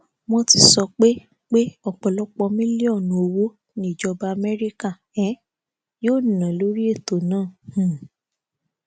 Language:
Yoruba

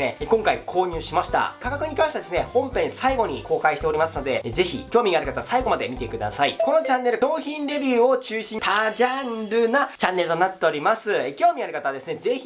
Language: Japanese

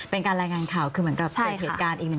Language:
Thai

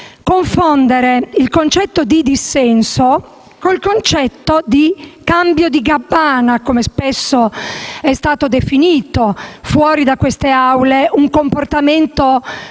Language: Italian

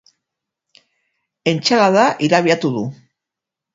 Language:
Basque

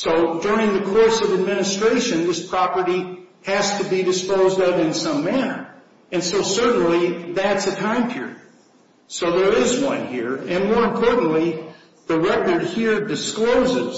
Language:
English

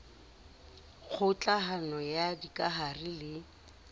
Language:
Southern Sotho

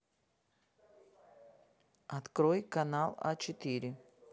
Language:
Russian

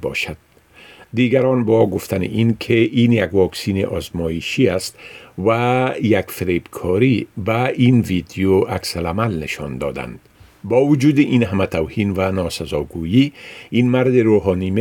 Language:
Persian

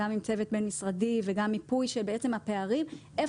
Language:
Hebrew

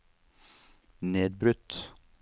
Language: Norwegian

